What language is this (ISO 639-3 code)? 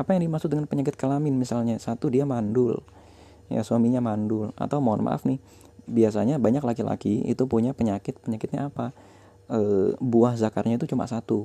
ind